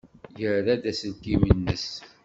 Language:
Kabyle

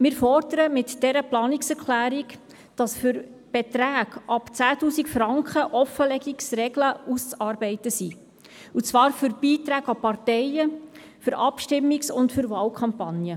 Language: Swiss German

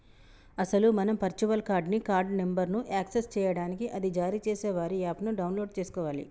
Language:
Telugu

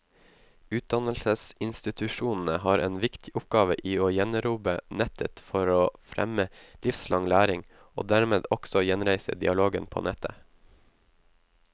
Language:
Norwegian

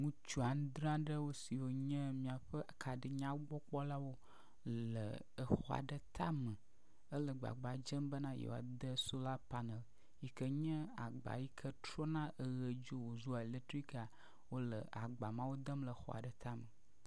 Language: Ewe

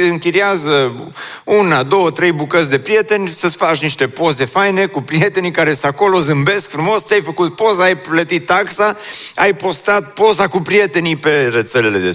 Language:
Romanian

